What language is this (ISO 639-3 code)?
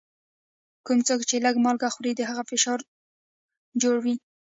pus